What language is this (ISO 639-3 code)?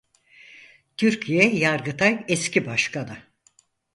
tur